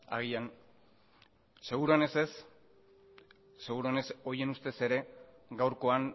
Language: Basque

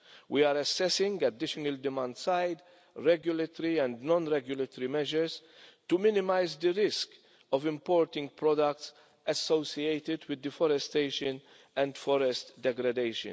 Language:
English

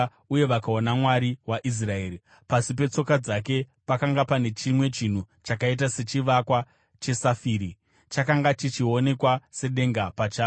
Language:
Shona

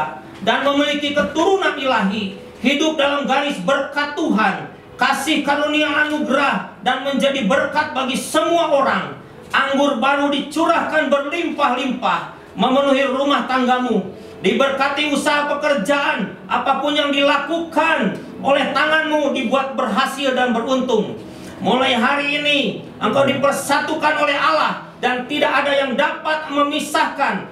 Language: Indonesian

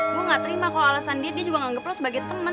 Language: Indonesian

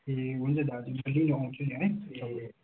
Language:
Nepali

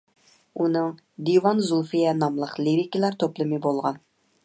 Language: Uyghur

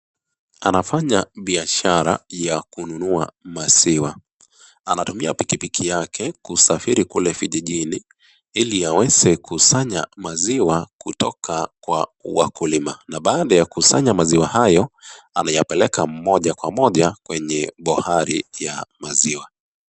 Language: Swahili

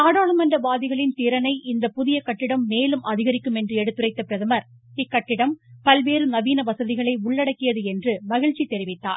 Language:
Tamil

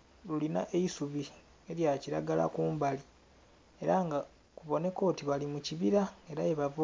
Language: Soga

